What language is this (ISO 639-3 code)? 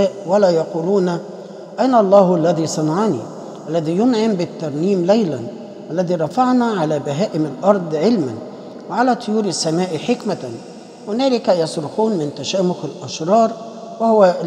ara